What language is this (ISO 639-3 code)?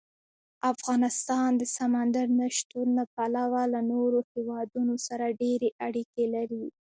pus